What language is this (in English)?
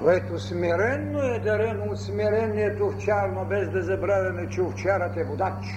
Bulgarian